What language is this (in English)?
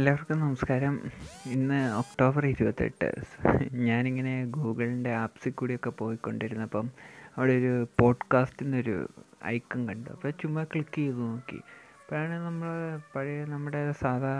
Malayalam